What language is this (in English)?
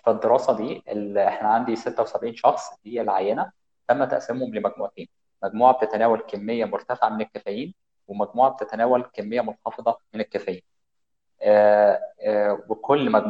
Arabic